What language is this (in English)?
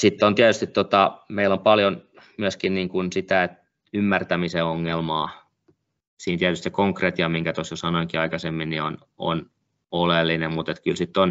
Finnish